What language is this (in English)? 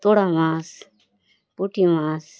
Bangla